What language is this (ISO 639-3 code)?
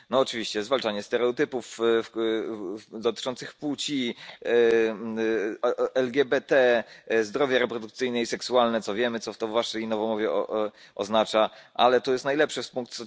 pol